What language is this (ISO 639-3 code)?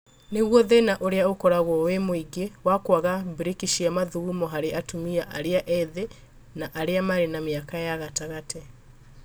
kik